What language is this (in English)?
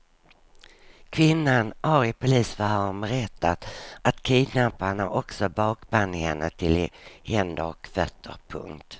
Swedish